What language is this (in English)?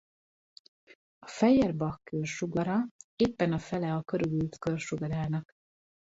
Hungarian